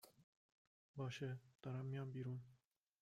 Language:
Persian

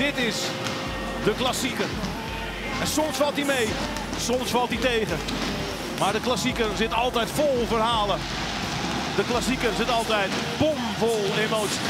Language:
Dutch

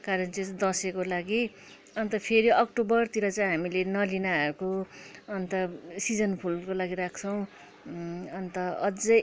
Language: Nepali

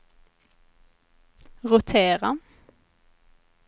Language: Swedish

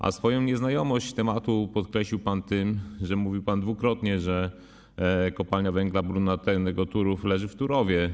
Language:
Polish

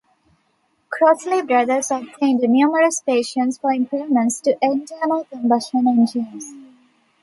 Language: English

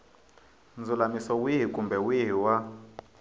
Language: Tsonga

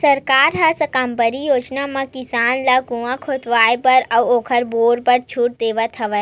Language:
Chhattisgarhi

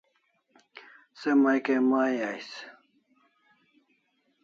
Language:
Kalasha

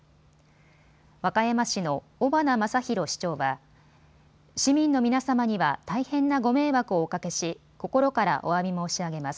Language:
Japanese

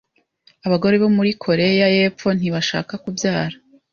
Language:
Kinyarwanda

